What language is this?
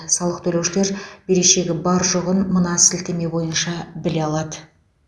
Kazakh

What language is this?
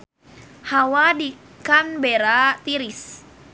Sundanese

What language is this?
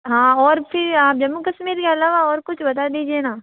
Hindi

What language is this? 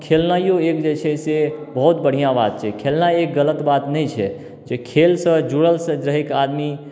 Maithili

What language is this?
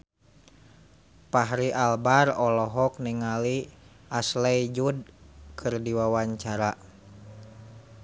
Sundanese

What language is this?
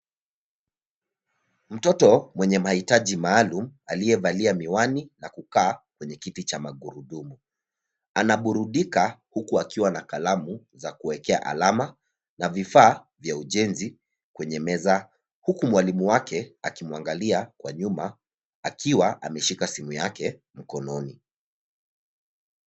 Swahili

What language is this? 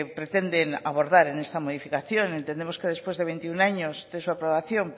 Spanish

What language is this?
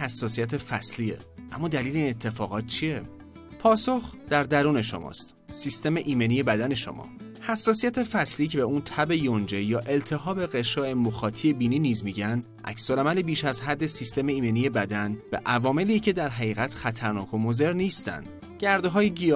Persian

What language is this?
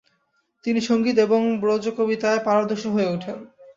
Bangla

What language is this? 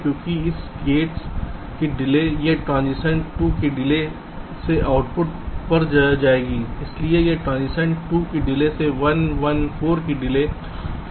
Hindi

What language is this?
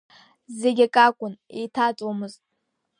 Abkhazian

